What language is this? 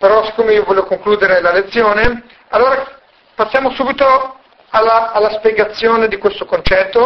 Italian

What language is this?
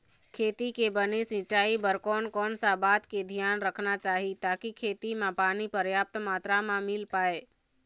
Chhattisgarhi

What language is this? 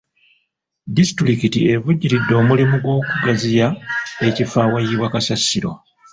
Ganda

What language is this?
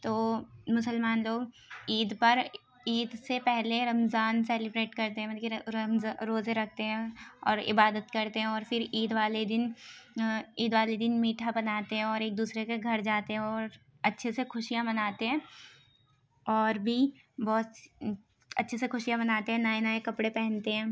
Urdu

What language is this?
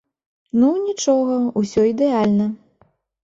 Belarusian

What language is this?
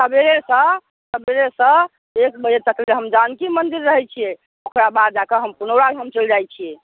Maithili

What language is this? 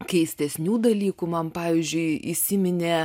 Lithuanian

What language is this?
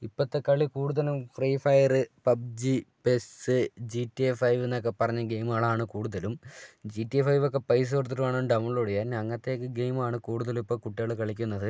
Malayalam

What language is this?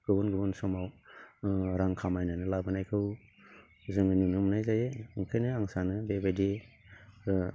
Bodo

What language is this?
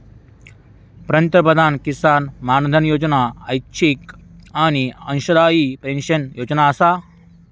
Marathi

